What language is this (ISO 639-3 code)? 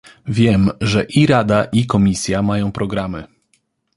pol